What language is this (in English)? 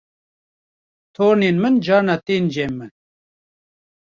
Kurdish